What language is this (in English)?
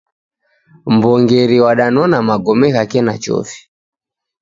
Taita